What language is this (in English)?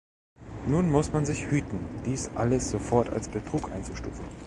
German